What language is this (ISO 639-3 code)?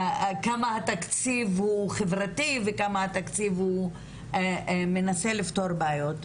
heb